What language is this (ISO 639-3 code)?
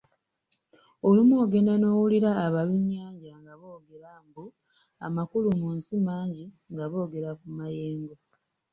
lug